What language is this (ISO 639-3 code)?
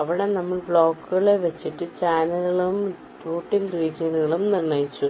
mal